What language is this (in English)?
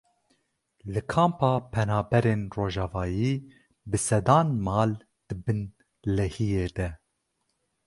Kurdish